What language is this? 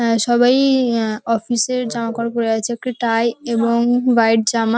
Bangla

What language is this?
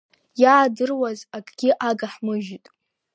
Abkhazian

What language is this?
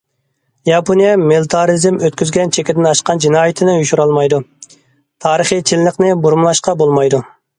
Uyghur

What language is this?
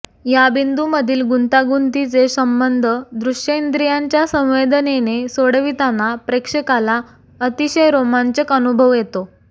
Marathi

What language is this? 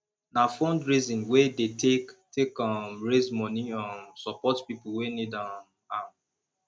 Nigerian Pidgin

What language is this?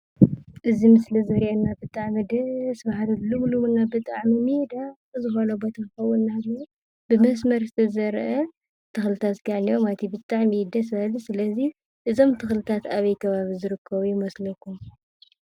Tigrinya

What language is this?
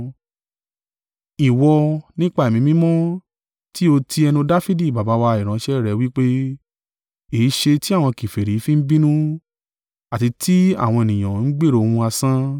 Yoruba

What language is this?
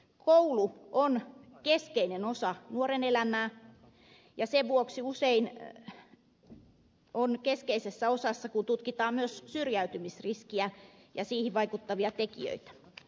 Finnish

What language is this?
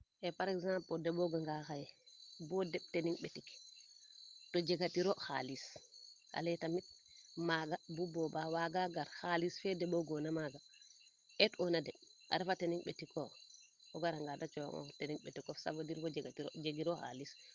Serer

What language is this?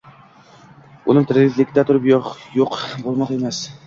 Uzbek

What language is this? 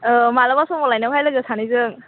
Bodo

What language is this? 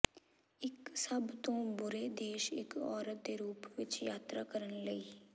Punjabi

